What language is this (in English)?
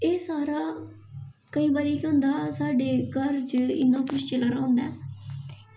Dogri